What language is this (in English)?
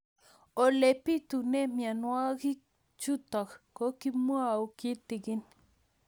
Kalenjin